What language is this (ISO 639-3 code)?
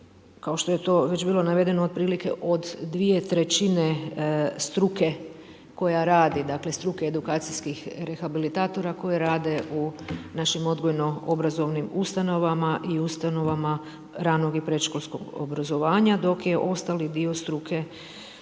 hrv